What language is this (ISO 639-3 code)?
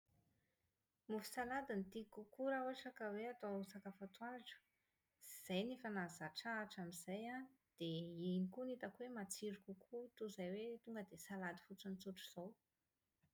mlg